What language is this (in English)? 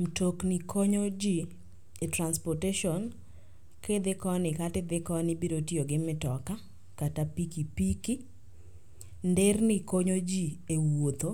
Luo (Kenya and Tanzania)